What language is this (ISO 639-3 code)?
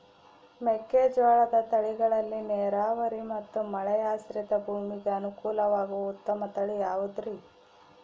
kan